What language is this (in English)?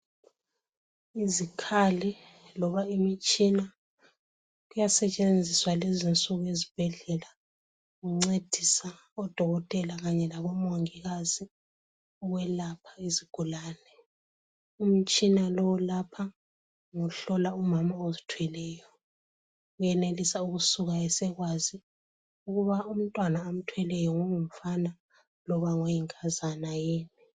North Ndebele